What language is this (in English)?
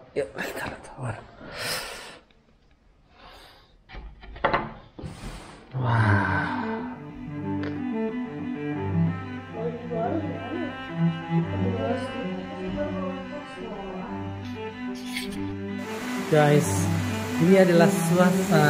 Indonesian